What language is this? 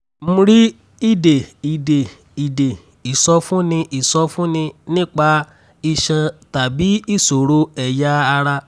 Yoruba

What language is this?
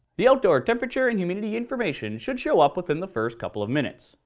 English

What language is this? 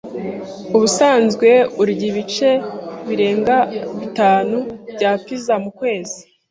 Kinyarwanda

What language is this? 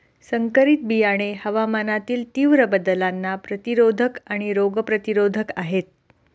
Marathi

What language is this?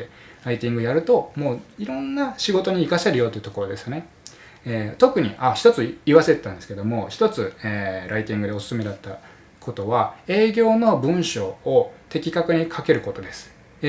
Japanese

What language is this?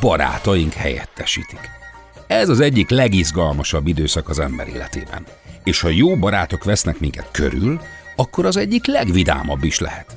Hungarian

